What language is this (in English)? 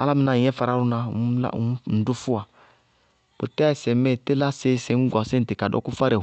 Bago-Kusuntu